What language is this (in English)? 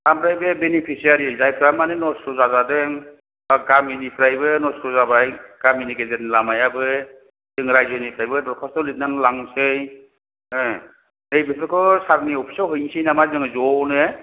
Bodo